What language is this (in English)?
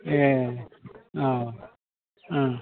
Bodo